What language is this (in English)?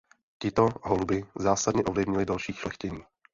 Czech